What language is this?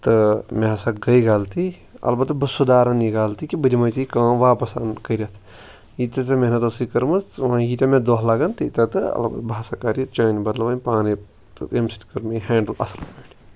Kashmiri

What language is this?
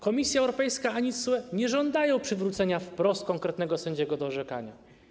Polish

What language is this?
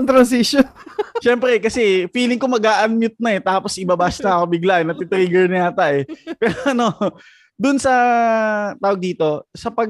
Filipino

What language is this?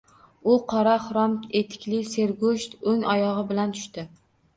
Uzbek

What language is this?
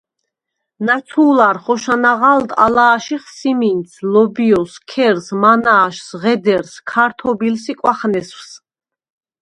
Svan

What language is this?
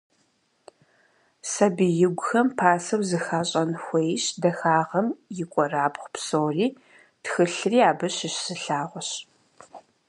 Kabardian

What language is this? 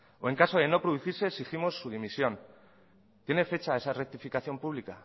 Spanish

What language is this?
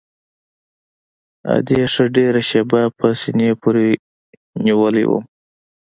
Pashto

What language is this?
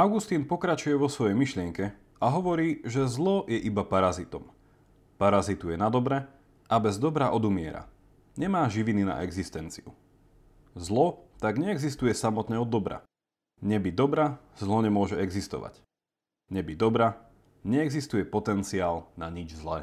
Slovak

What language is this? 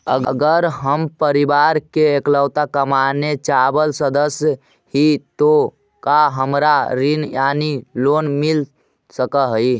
Magahi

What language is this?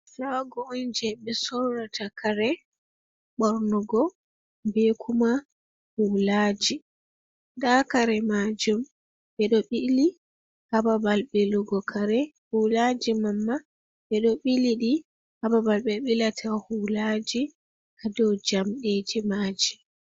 Fula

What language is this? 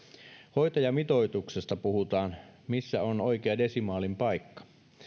Finnish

